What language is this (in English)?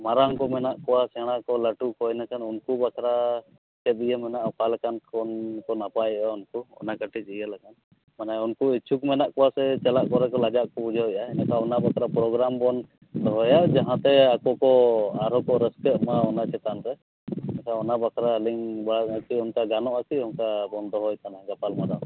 Santali